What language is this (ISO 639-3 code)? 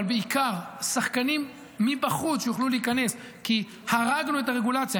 heb